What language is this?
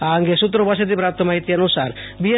Gujarati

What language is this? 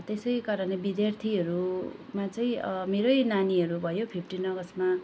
Nepali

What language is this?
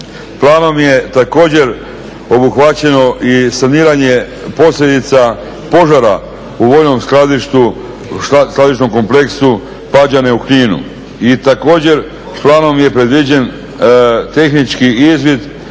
Croatian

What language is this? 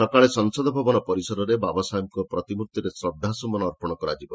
Odia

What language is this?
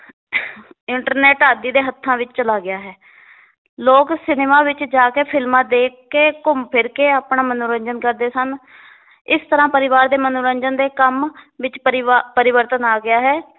Punjabi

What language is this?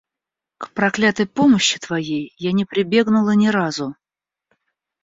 Russian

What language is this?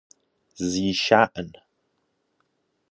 Persian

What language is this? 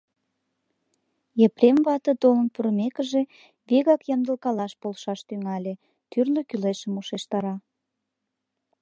Mari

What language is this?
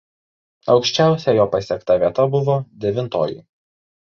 Lithuanian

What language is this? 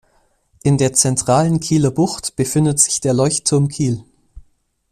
German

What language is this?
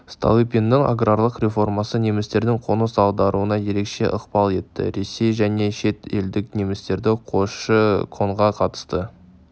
Kazakh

